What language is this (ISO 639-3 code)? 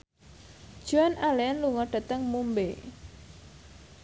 jav